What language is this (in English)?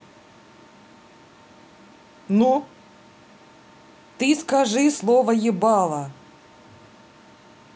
Russian